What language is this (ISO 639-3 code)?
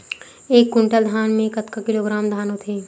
hne